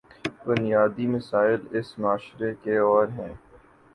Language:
Urdu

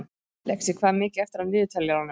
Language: Icelandic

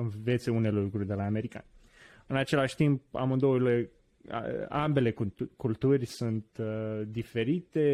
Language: Romanian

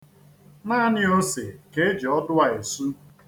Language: Igbo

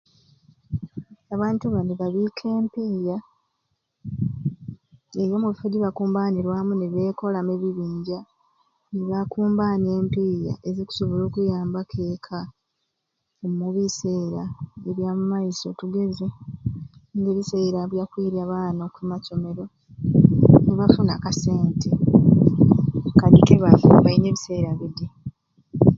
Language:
Ruuli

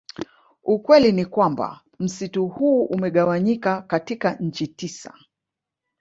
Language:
Swahili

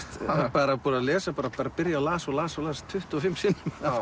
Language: Icelandic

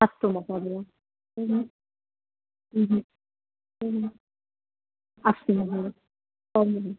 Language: Sanskrit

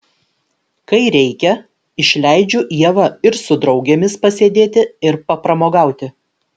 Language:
Lithuanian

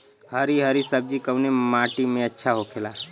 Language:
Bhojpuri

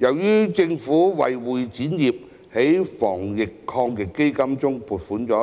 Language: Cantonese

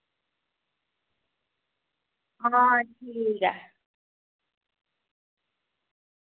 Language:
Dogri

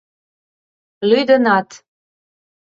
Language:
Mari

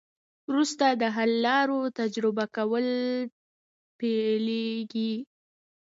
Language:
Pashto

